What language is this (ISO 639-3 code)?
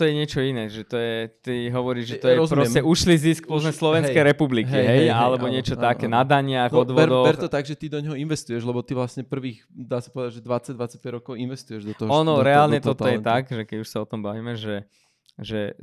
slk